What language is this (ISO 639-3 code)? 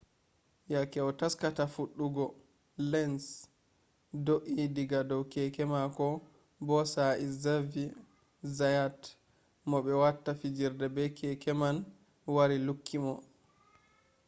ful